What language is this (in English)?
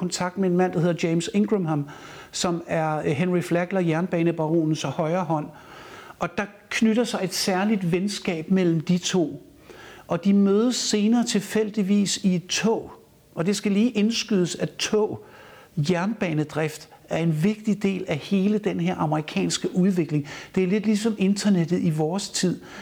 Danish